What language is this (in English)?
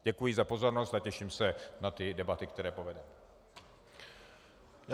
Czech